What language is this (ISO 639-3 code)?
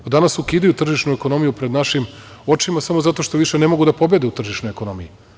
srp